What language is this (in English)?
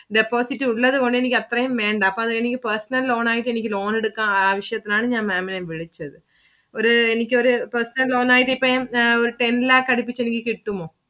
Malayalam